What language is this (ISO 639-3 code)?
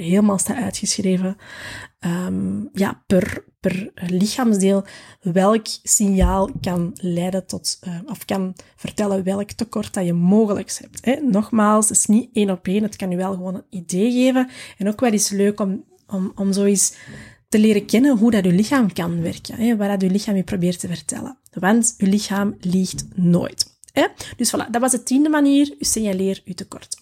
nld